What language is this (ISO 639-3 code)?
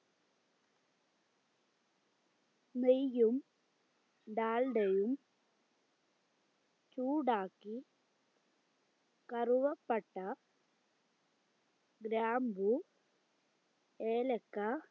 mal